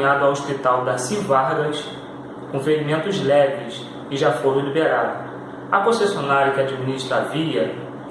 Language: Portuguese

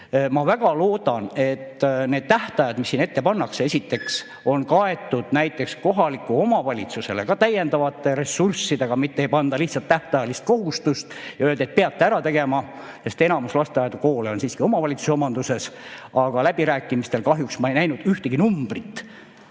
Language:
Estonian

